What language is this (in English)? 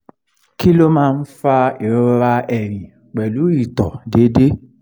Yoruba